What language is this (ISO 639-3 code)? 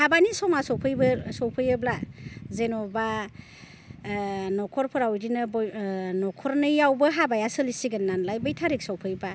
brx